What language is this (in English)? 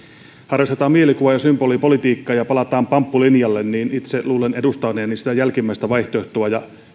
Finnish